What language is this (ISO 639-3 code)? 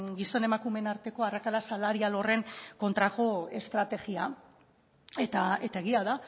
eus